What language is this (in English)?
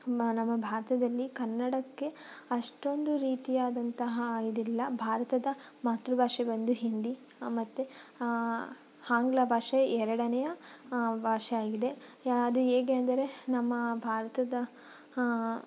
Kannada